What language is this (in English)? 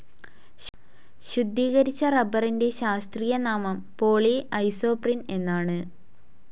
Malayalam